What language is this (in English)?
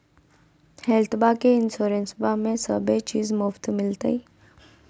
Magahi